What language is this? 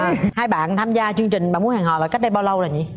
Vietnamese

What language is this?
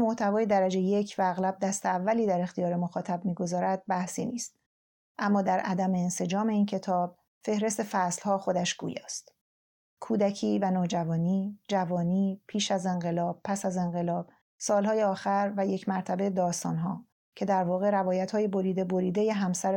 Persian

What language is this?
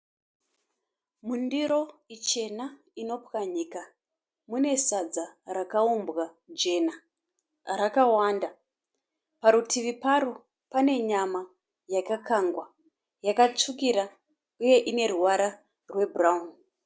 Shona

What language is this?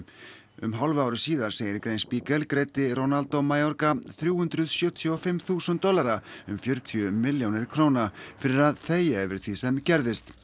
Icelandic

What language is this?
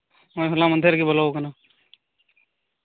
Santali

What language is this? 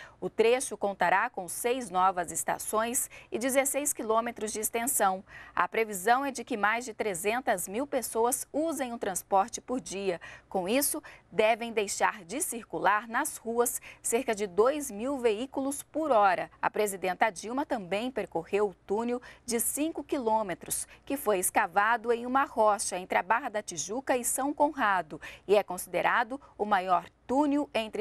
Portuguese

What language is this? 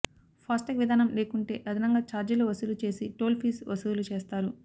Telugu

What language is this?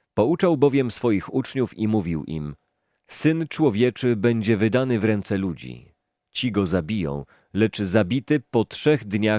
Polish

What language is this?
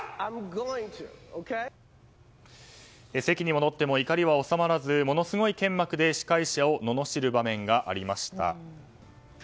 Japanese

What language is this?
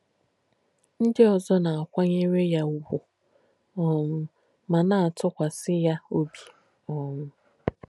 Igbo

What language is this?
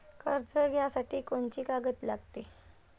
Marathi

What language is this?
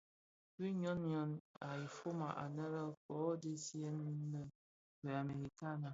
Bafia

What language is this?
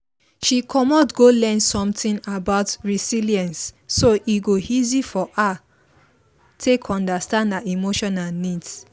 Nigerian Pidgin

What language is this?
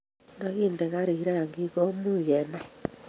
Kalenjin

